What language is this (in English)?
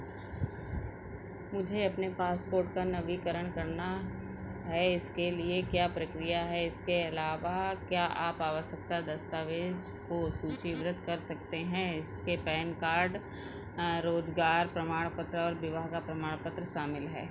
Hindi